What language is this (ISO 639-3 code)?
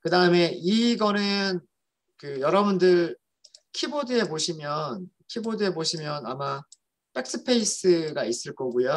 kor